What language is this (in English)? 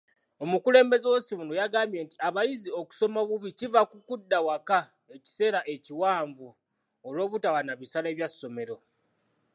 Ganda